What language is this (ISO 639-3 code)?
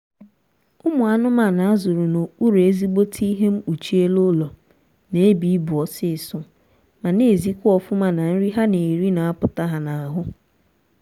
ibo